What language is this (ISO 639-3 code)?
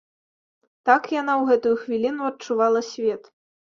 bel